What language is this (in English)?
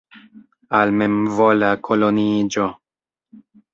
Esperanto